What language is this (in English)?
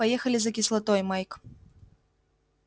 Russian